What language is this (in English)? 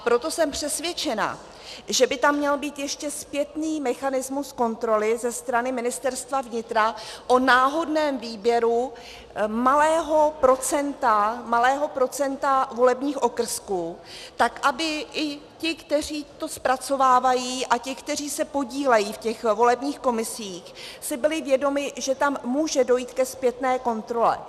Czech